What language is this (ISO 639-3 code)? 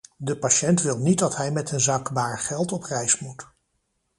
nld